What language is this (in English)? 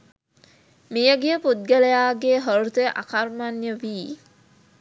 Sinhala